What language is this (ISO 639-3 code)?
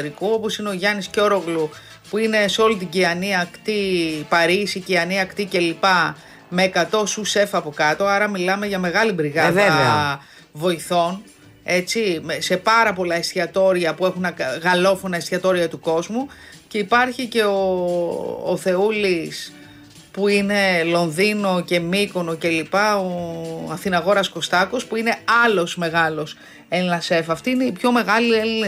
ell